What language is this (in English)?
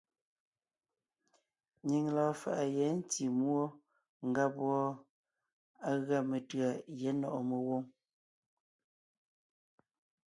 Ngiemboon